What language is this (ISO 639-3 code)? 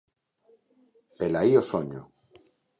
glg